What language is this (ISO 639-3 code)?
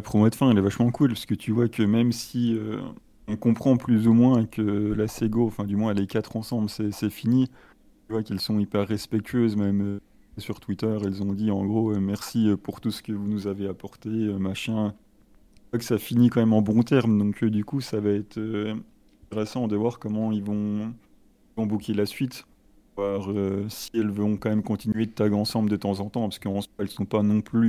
fra